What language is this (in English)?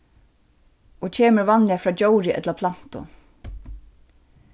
Faroese